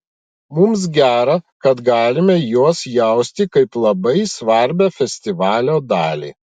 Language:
Lithuanian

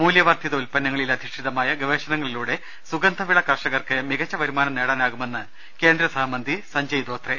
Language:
Malayalam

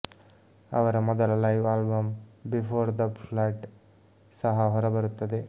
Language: Kannada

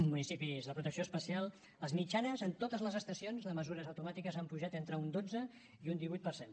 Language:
Catalan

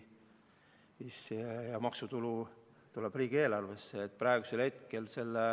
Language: Estonian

